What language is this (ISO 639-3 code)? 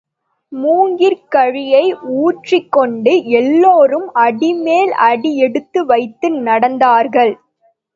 tam